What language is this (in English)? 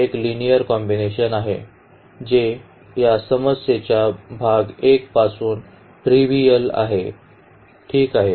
Marathi